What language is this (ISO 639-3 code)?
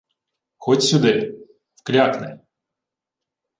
ukr